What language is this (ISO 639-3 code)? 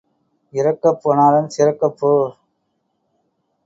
tam